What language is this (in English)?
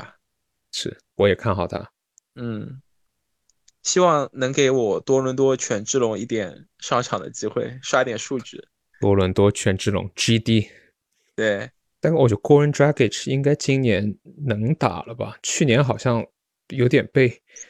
Chinese